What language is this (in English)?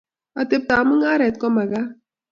Kalenjin